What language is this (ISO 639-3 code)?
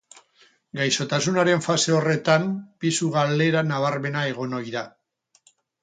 eus